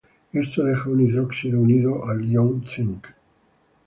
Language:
Spanish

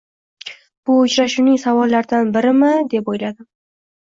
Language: Uzbek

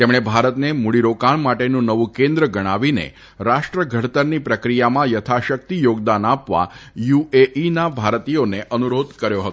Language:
Gujarati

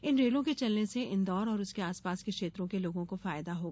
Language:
Hindi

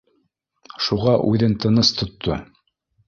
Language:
Bashkir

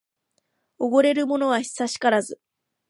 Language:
Japanese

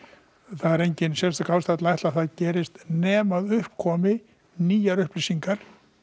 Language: Icelandic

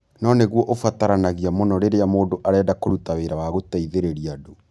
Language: Kikuyu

